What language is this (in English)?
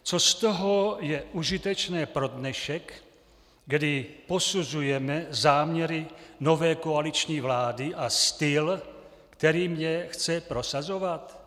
Czech